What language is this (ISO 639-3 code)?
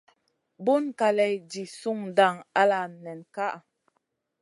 mcn